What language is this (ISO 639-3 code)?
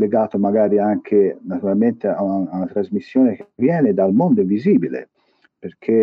ita